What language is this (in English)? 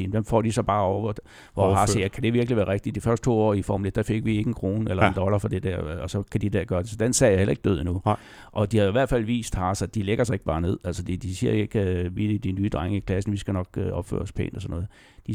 Danish